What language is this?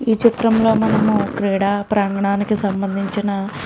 Telugu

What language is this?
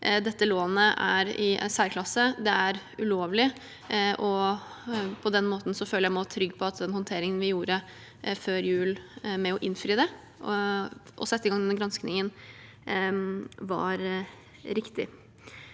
Norwegian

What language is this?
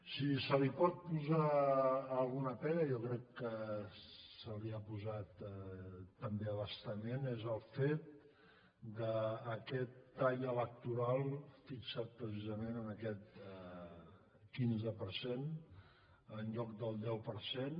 Catalan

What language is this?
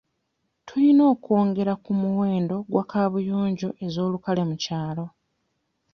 Ganda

